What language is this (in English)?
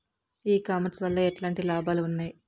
Telugu